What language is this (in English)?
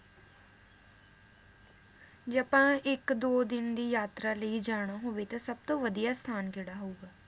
Punjabi